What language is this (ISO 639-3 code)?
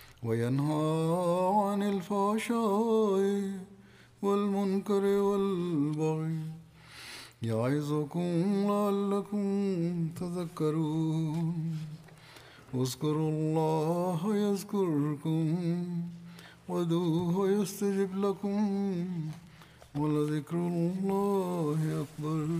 swa